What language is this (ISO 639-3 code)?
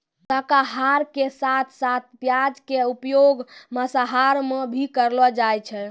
mai